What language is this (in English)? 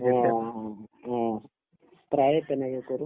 Assamese